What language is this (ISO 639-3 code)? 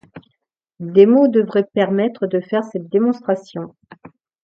fra